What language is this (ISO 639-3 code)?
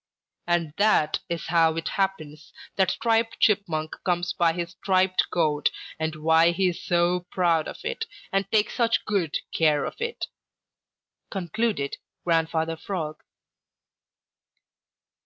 eng